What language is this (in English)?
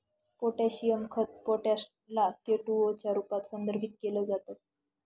Marathi